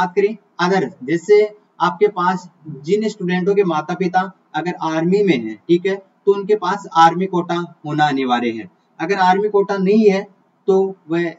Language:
Hindi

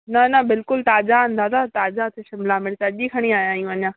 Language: Sindhi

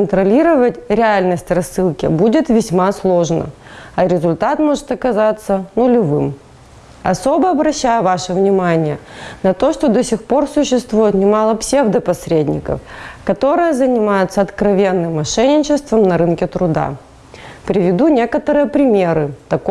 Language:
Russian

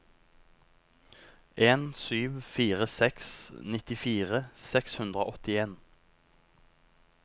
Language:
Norwegian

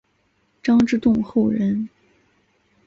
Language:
Chinese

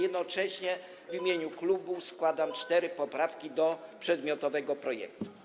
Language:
Polish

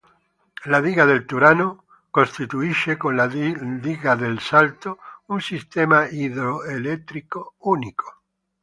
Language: Italian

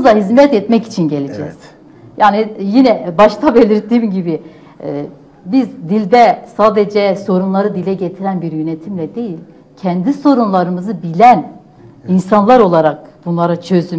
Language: Turkish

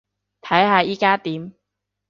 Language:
Cantonese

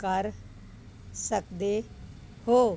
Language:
Punjabi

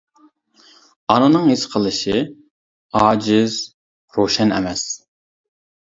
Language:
Uyghur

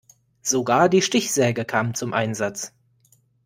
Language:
German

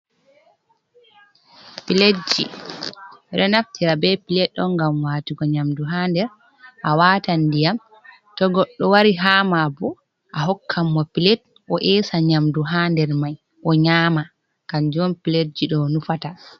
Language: Fula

